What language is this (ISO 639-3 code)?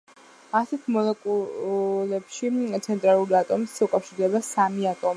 kat